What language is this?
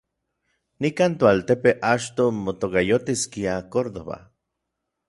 Orizaba Nahuatl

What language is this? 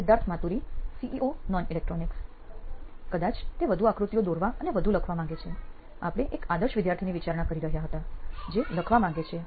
Gujarati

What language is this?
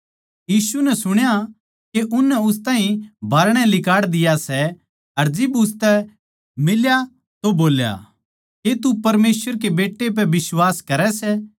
Haryanvi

